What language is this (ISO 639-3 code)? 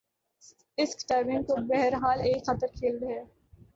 urd